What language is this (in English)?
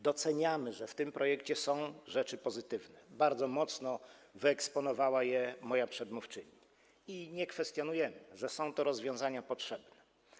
Polish